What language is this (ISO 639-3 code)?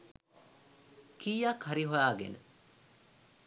sin